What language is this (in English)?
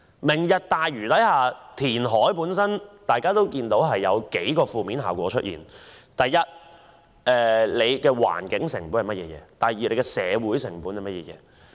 Cantonese